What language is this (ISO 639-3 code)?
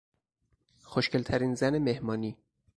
fas